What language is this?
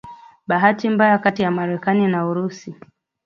Swahili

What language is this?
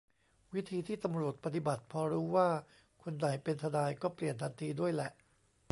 Thai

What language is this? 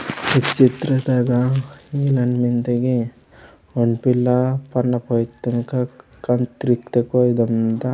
Gondi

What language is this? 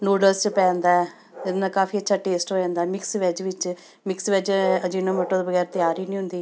Punjabi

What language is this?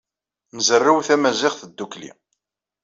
Kabyle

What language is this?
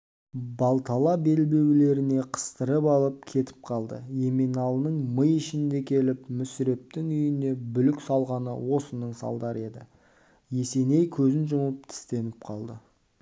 Kazakh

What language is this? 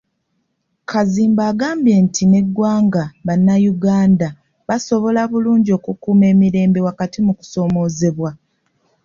Ganda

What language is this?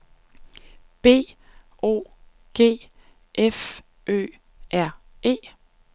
Danish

